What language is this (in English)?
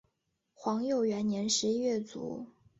Chinese